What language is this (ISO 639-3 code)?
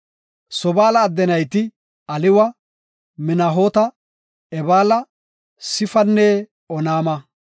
gof